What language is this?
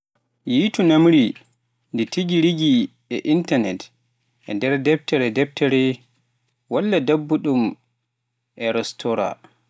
Pular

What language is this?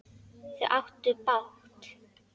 Icelandic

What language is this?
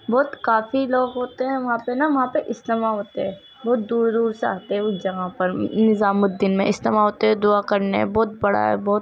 Urdu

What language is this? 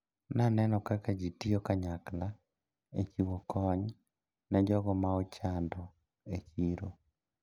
Luo (Kenya and Tanzania)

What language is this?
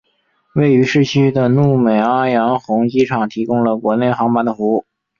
Chinese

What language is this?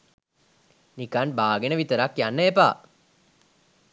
Sinhala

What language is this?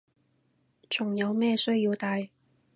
Cantonese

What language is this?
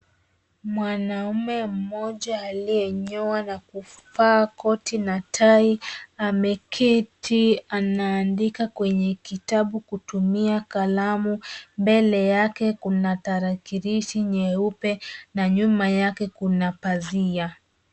Swahili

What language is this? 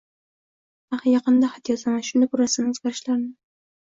Uzbek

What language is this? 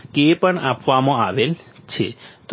Gujarati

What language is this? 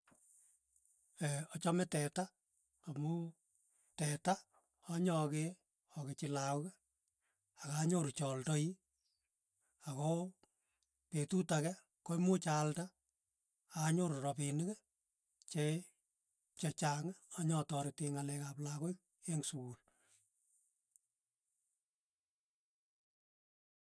Tugen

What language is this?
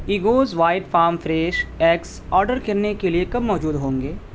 Urdu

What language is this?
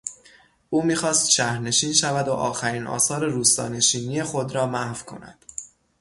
Persian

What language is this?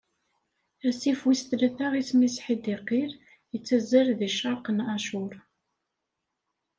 Kabyle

